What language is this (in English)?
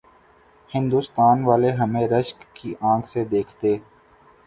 Urdu